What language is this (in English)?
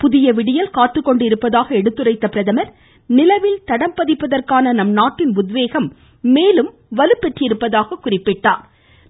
Tamil